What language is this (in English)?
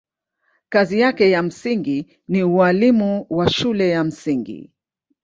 Swahili